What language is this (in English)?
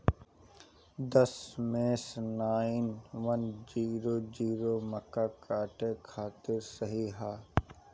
Bhojpuri